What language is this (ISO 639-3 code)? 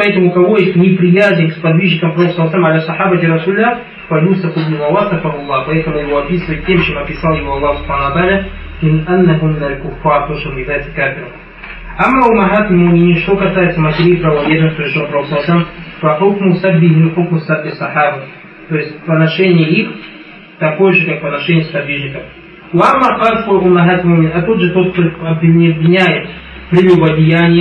rus